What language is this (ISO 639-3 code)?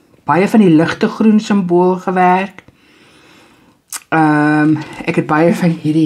nld